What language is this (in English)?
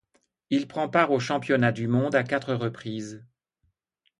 French